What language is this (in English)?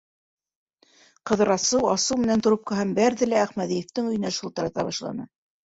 Bashkir